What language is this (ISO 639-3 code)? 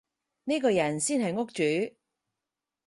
yue